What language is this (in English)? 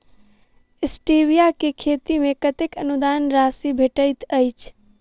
Maithili